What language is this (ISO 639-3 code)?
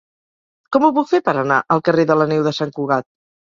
cat